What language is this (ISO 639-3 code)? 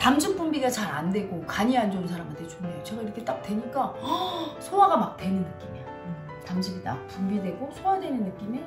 kor